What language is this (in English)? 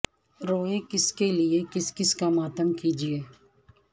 Urdu